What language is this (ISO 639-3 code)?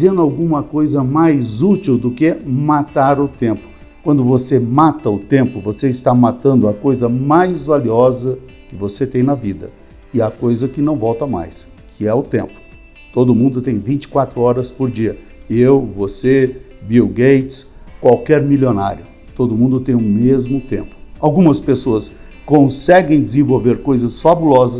por